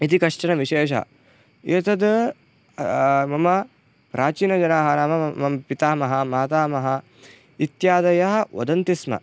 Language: Sanskrit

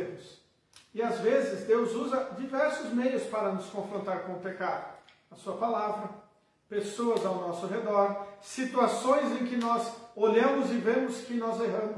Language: Portuguese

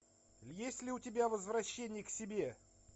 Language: Russian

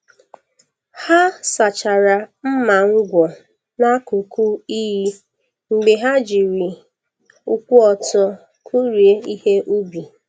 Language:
Igbo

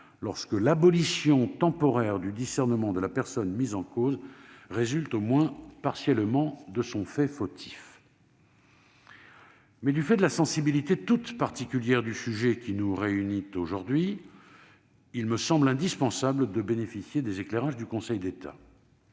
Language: French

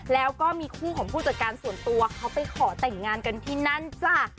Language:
Thai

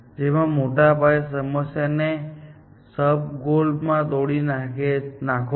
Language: Gujarati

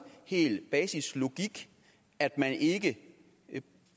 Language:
Danish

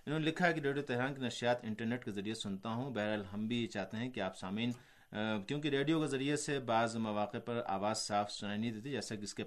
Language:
Urdu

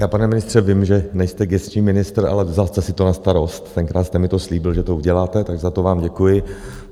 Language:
Czech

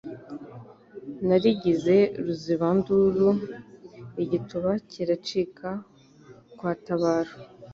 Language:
Kinyarwanda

